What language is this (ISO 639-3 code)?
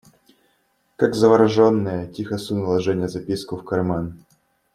rus